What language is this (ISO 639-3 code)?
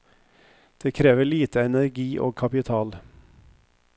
nor